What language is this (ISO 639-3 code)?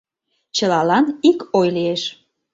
chm